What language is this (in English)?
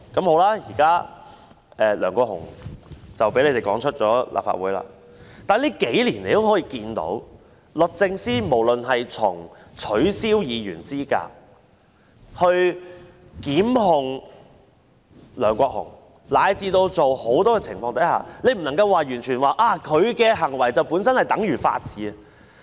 Cantonese